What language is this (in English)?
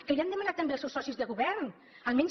Catalan